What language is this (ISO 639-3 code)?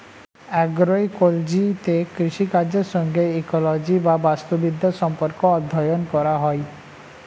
ben